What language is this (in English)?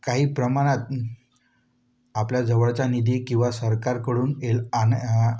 Marathi